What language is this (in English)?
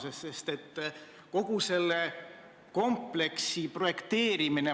Estonian